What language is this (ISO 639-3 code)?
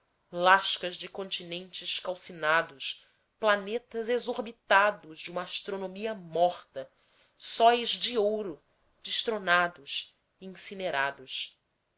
por